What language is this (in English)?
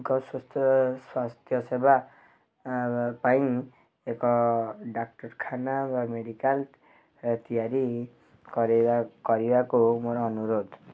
Odia